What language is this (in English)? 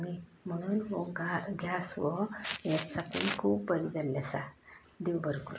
Konkani